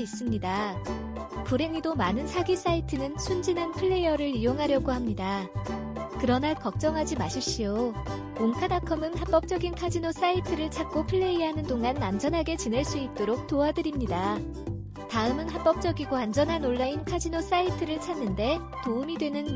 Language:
Korean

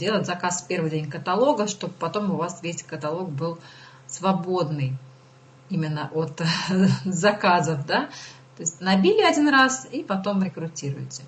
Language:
Russian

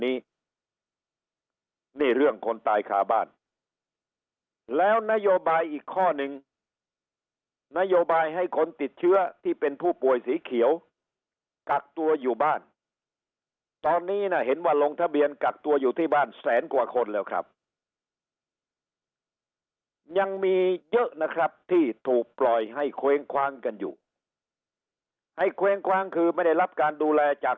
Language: Thai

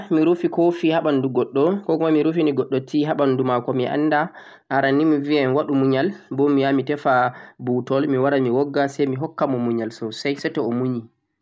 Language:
Central-Eastern Niger Fulfulde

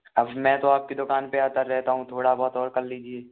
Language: Hindi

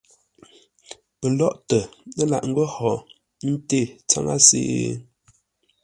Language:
Ngombale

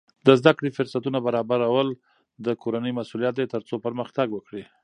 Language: Pashto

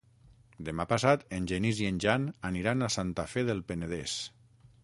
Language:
Catalan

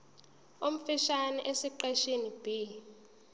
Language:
Zulu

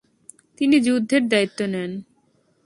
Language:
Bangla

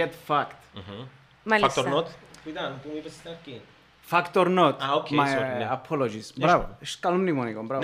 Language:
Greek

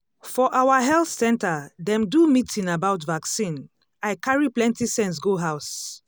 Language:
Nigerian Pidgin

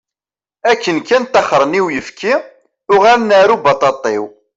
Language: Kabyle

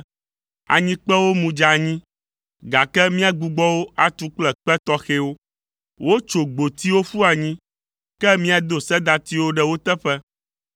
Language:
Ewe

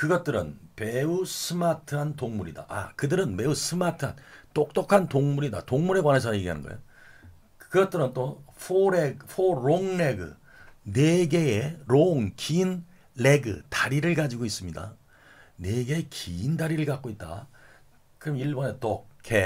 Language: Korean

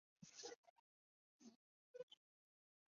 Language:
Chinese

